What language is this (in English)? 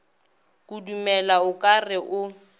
Northern Sotho